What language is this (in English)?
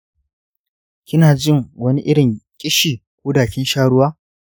Hausa